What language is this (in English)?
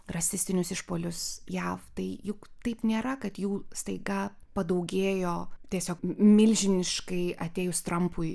Lithuanian